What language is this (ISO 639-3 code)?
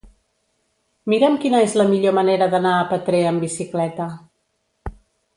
cat